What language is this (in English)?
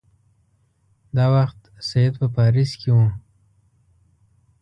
Pashto